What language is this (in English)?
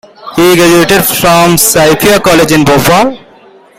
English